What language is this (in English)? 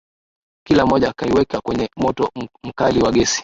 Swahili